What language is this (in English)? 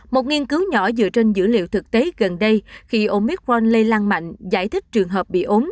Vietnamese